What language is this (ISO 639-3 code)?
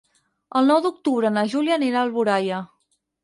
cat